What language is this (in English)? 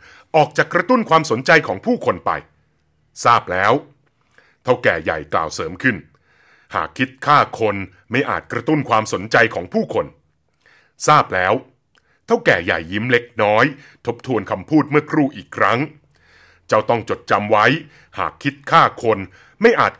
Thai